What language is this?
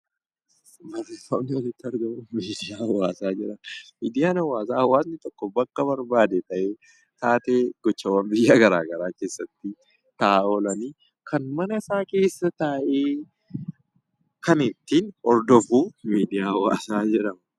Oromo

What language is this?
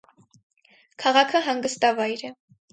Armenian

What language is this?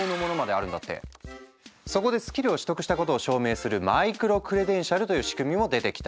Japanese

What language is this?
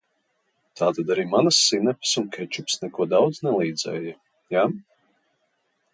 Latvian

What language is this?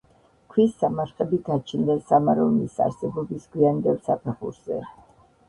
Georgian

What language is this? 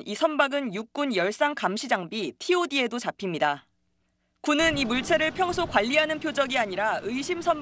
Korean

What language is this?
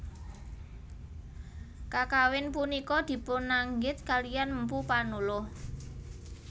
Javanese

